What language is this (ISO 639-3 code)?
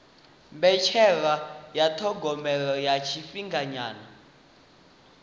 ven